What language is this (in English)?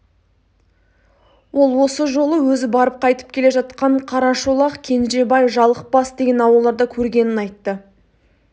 Kazakh